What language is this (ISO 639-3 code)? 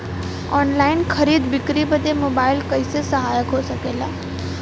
bho